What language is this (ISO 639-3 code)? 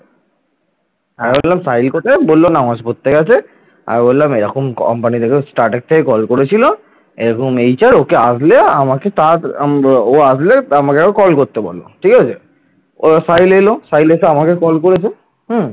ben